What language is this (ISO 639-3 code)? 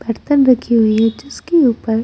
hin